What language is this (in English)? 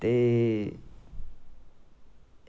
Dogri